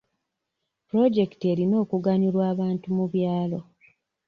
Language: Ganda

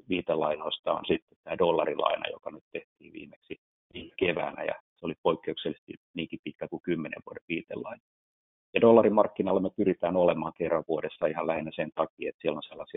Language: Finnish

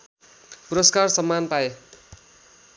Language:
Nepali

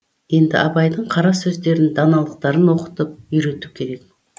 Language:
Kazakh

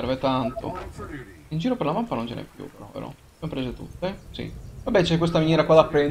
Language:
Italian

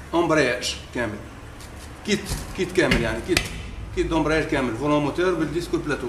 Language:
Arabic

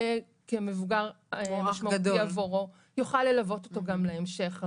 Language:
Hebrew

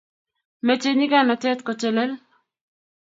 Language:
Kalenjin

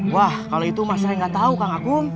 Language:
Indonesian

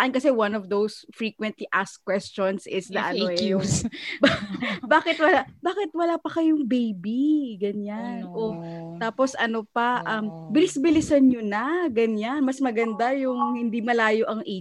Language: Filipino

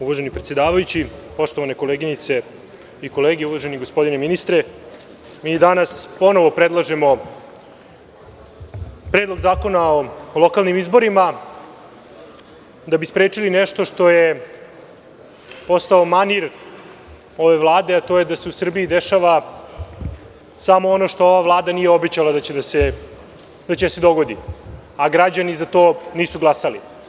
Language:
Serbian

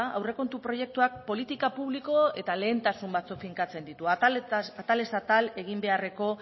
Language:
Basque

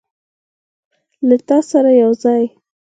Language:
Pashto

